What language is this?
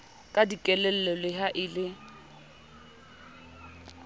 Southern Sotho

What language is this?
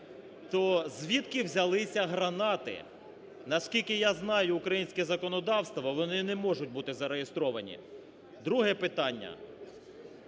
Ukrainian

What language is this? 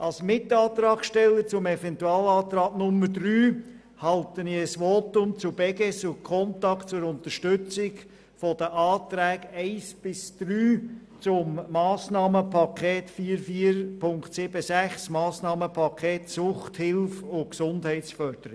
Swiss German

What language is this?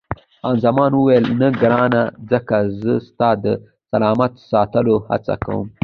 Pashto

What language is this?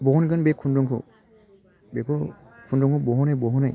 Bodo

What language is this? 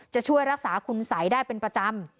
Thai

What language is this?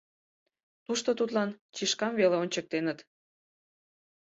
Mari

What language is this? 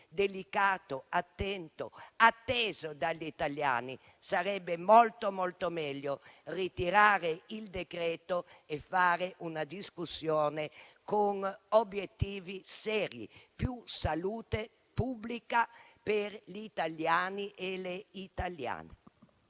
Italian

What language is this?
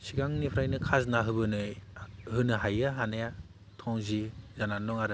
Bodo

